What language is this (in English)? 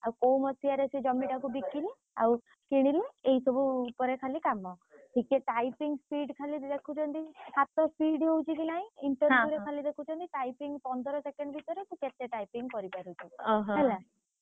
Odia